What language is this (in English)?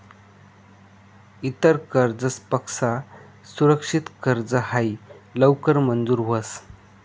Marathi